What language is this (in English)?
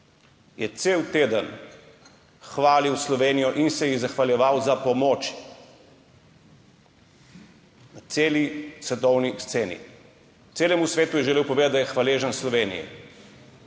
Slovenian